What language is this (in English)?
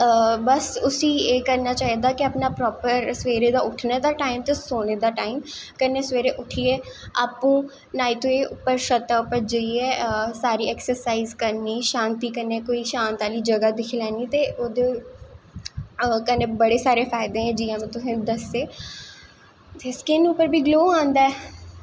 Dogri